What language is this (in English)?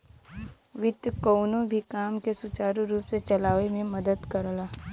Bhojpuri